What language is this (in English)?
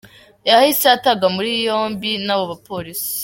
Kinyarwanda